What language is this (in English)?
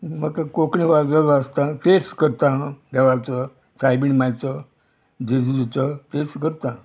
Konkani